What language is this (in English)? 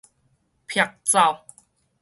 Min Nan Chinese